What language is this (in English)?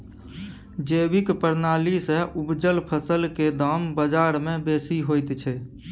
Maithili